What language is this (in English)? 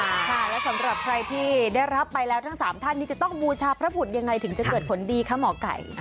Thai